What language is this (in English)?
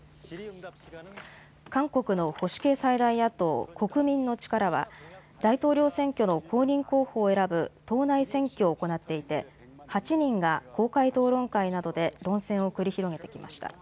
Japanese